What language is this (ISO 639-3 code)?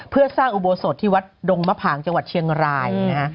tha